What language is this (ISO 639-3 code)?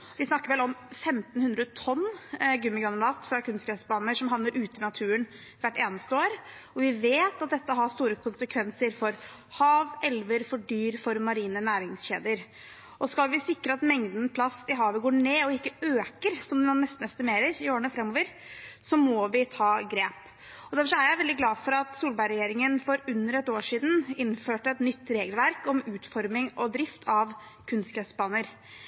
nob